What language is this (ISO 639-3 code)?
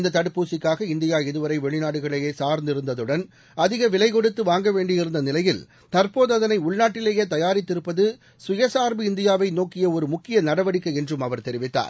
tam